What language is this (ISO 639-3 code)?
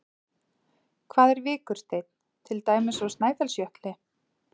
isl